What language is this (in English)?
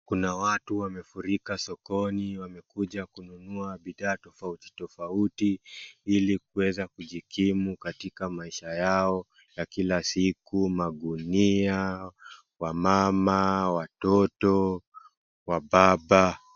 Swahili